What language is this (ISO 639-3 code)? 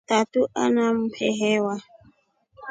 rof